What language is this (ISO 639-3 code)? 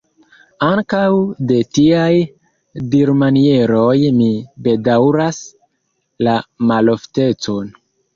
epo